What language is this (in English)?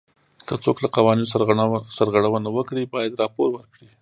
Pashto